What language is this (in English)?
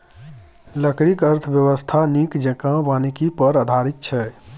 Maithili